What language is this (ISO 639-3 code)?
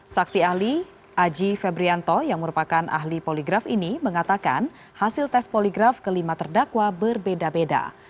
ind